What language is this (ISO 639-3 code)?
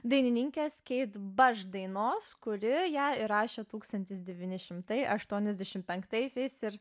lit